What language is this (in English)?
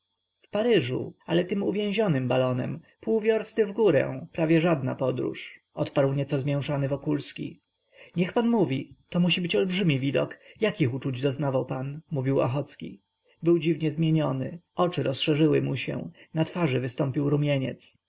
Polish